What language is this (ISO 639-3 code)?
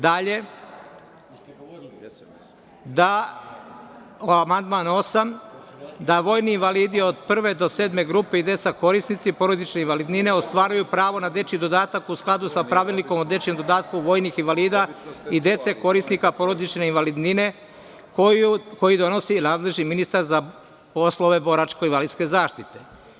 srp